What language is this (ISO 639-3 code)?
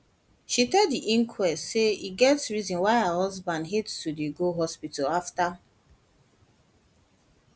pcm